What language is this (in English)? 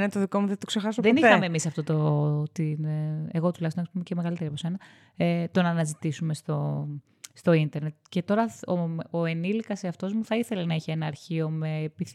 Greek